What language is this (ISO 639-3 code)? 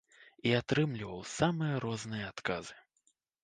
bel